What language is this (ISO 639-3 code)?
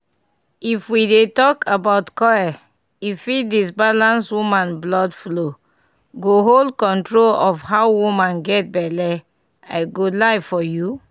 pcm